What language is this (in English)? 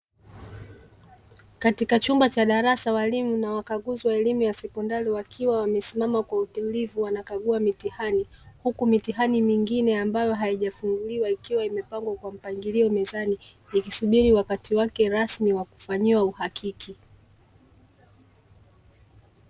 Swahili